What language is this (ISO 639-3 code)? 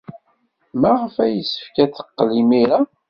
kab